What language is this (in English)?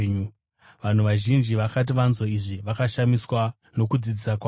Shona